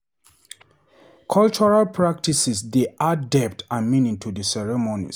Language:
Nigerian Pidgin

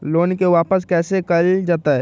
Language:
Magahi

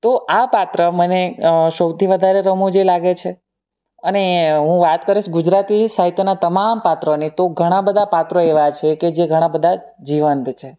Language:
Gujarati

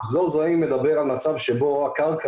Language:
Hebrew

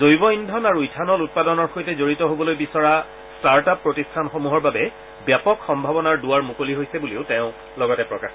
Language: Assamese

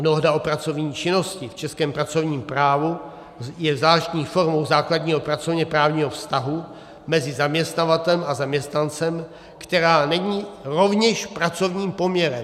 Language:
Czech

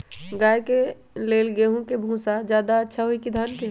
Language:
Magahi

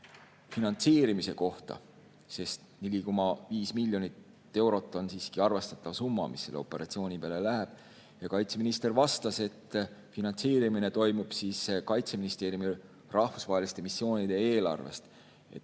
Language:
Estonian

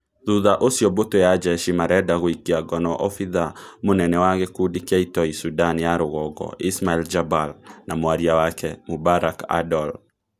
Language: Kikuyu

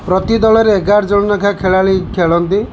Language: Odia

